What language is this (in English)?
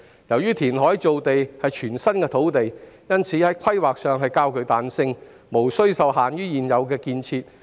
Cantonese